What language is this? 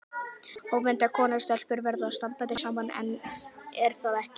Icelandic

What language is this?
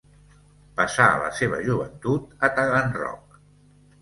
Catalan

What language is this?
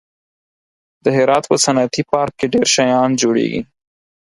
Pashto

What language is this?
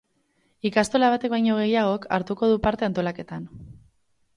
Basque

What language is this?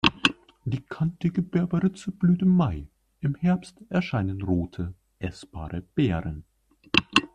German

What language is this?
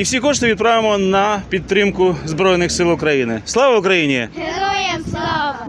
Ukrainian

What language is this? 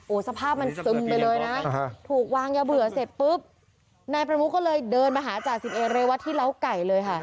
Thai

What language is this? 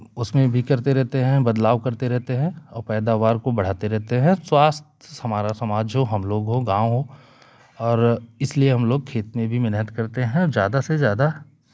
Hindi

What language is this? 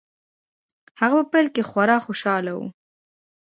Pashto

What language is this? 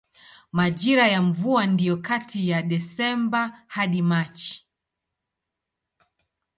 Swahili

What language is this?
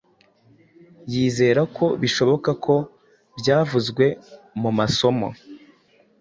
Kinyarwanda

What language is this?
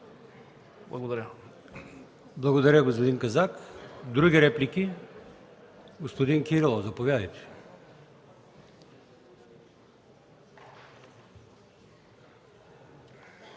Bulgarian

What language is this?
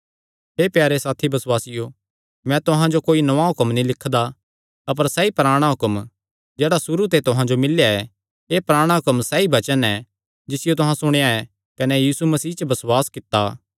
Kangri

